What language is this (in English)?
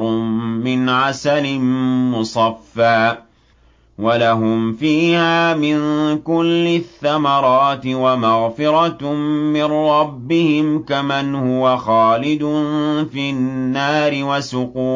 Arabic